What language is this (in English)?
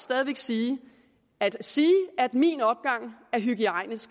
Danish